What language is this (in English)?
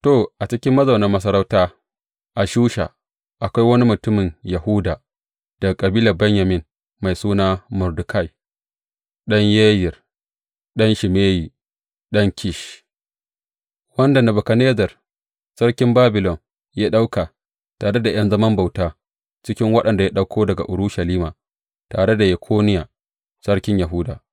Hausa